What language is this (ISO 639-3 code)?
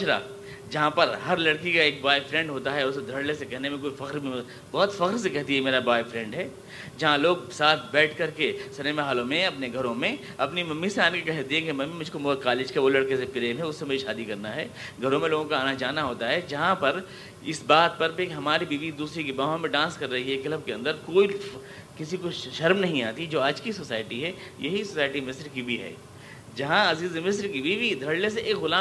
urd